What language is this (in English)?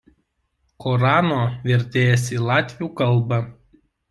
Lithuanian